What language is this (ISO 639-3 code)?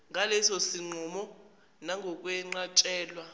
zul